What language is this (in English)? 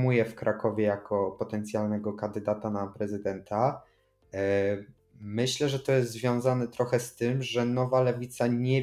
Polish